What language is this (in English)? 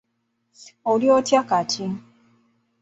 Ganda